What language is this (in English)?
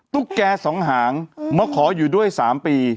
Thai